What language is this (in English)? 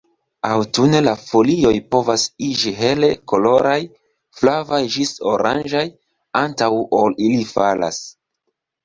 Esperanto